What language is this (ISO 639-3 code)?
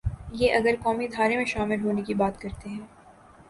urd